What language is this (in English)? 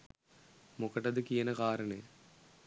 Sinhala